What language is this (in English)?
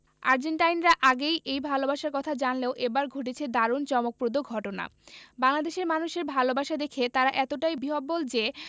Bangla